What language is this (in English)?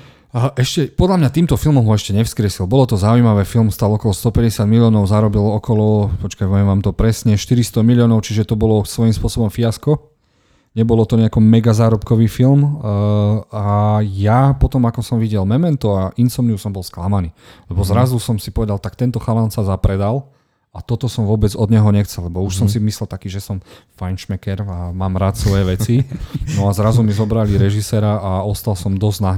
Slovak